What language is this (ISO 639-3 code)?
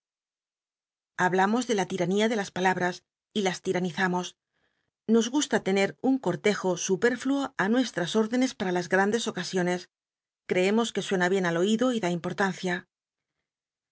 spa